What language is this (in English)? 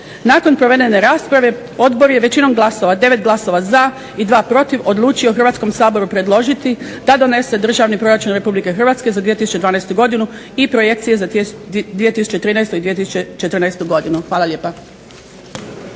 Croatian